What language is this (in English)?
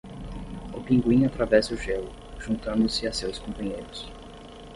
Portuguese